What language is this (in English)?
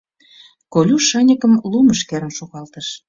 Mari